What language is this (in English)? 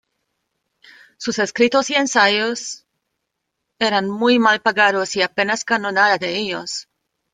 Spanish